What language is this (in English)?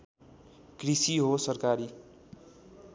Nepali